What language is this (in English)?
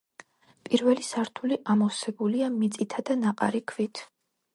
Georgian